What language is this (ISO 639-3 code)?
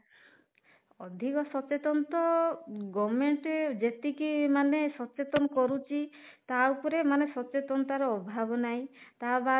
ori